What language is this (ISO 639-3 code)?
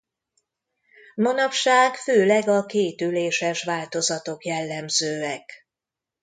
hun